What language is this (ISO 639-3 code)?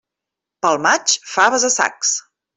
cat